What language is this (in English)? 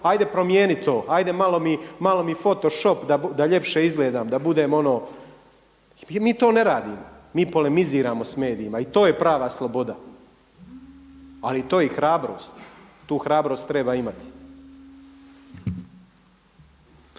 Croatian